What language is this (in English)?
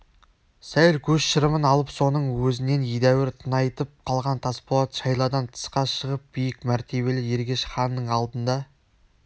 Kazakh